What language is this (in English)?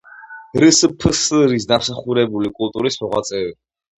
Georgian